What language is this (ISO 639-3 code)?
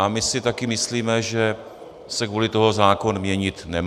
ces